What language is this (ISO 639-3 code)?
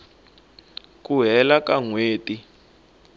tso